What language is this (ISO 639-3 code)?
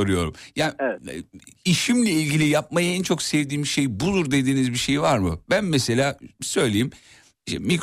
tur